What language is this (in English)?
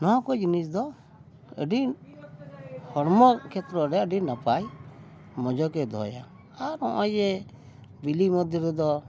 Santali